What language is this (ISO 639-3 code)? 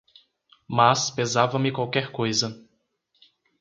por